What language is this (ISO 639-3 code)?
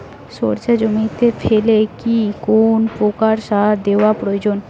ben